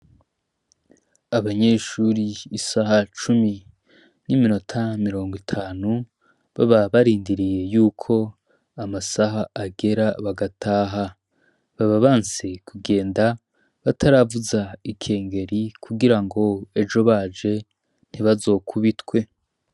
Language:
Rundi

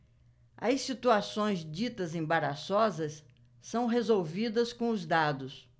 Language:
Portuguese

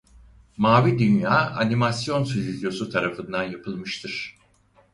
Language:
Turkish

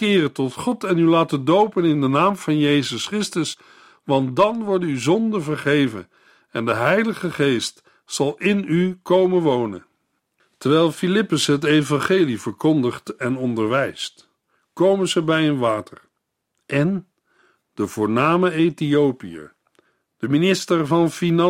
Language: Dutch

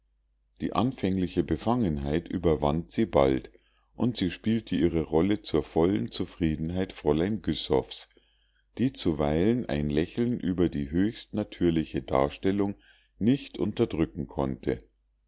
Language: German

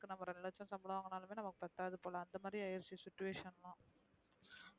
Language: Tamil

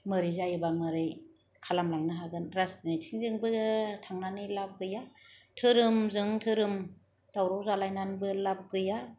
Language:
Bodo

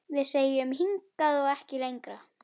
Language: Icelandic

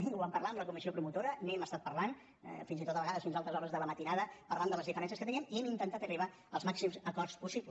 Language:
Catalan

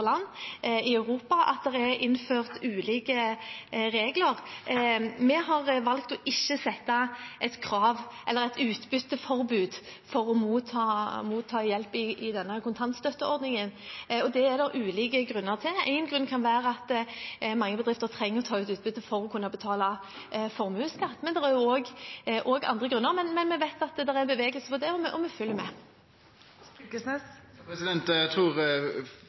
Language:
Norwegian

